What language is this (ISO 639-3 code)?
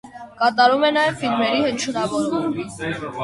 hye